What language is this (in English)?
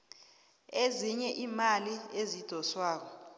South Ndebele